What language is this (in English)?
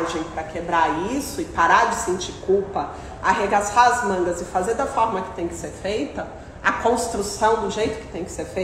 Portuguese